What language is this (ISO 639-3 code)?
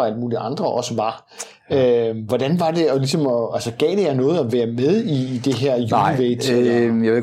dan